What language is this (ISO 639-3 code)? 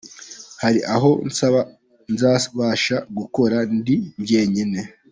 kin